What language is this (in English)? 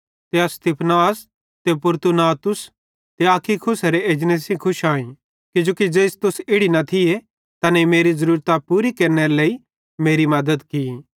Bhadrawahi